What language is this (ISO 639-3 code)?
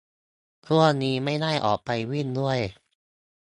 tha